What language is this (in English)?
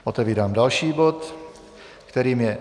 Czech